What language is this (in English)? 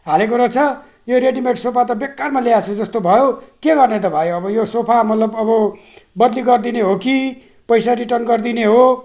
Nepali